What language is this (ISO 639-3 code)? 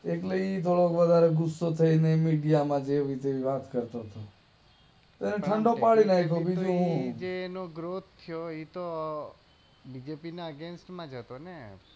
guj